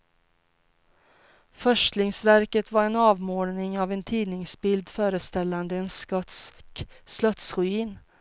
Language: Swedish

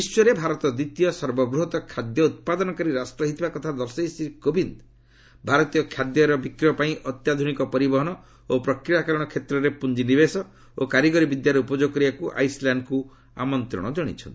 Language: Odia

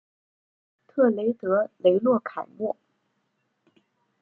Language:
Chinese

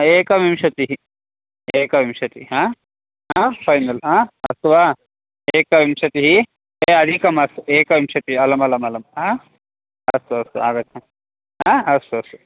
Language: Sanskrit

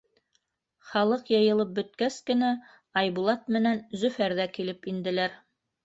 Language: Bashkir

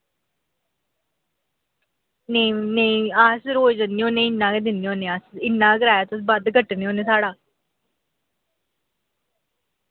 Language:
Dogri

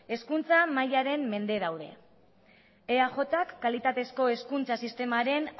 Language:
Basque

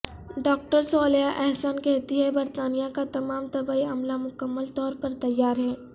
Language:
Urdu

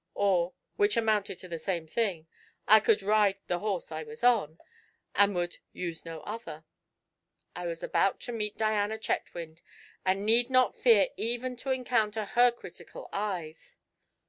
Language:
English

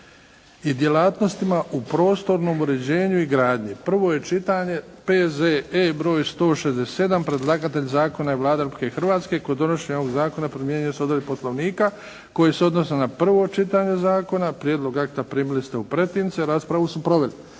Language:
Croatian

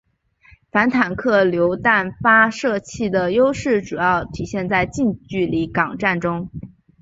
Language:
Chinese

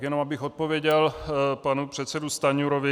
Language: Czech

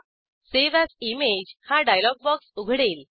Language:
Marathi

